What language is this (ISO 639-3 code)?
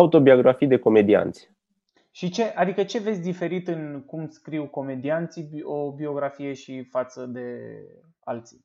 ron